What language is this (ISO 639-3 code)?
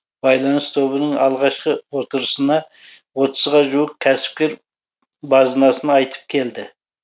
kaz